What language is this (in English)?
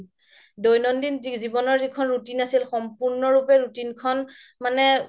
Assamese